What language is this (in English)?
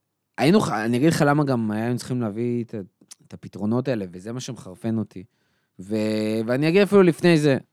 Hebrew